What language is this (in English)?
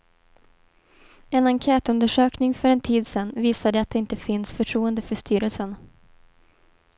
Swedish